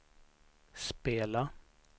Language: Swedish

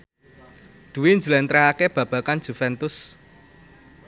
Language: Javanese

